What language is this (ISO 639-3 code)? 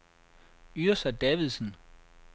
dan